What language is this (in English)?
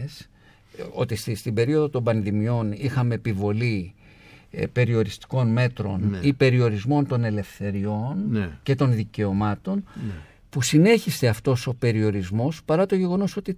Greek